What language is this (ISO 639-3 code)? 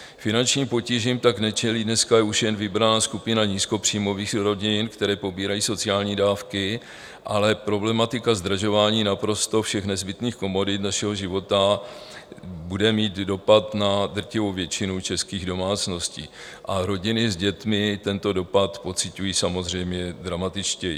ces